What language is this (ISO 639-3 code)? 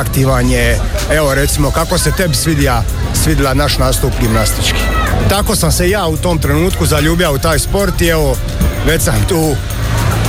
hrv